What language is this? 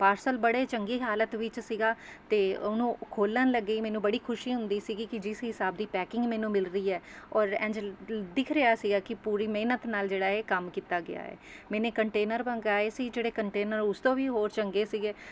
Punjabi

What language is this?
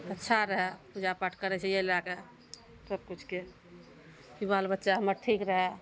Maithili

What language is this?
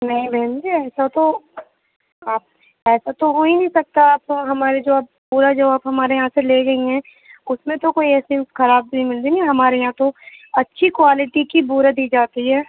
Urdu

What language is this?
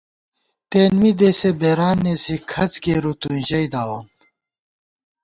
Gawar-Bati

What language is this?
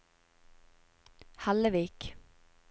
Norwegian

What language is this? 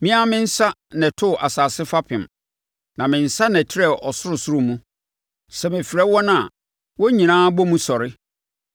Akan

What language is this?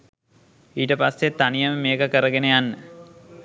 Sinhala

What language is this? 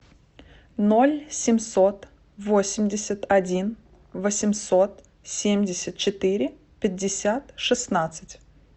Russian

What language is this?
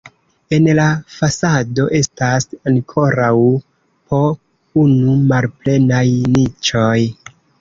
Esperanto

